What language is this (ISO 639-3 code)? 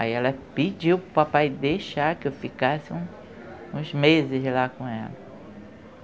por